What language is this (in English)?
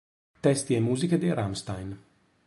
Italian